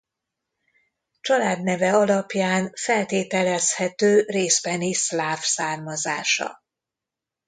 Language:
Hungarian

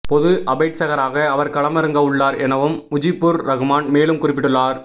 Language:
Tamil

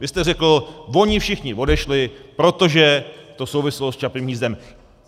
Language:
Czech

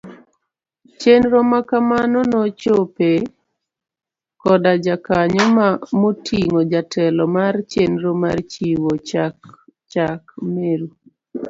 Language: Luo (Kenya and Tanzania)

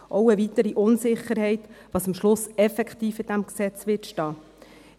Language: Swiss German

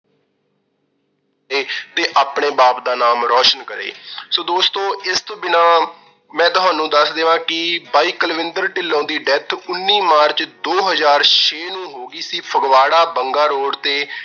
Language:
Punjabi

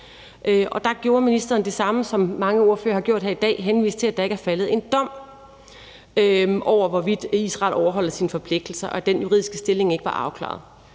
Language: Danish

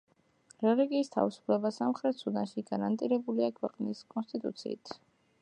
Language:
Georgian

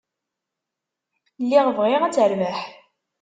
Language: Kabyle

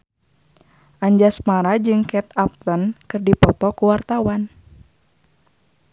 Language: Sundanese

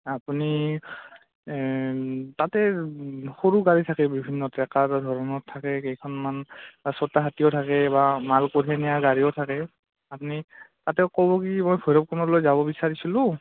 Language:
Assamese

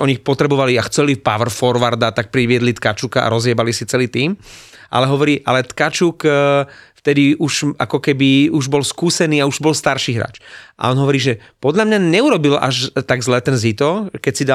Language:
Slovak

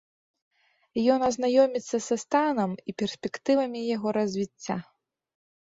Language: Belarusian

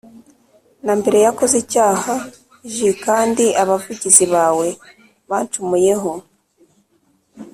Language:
Kinyarwanda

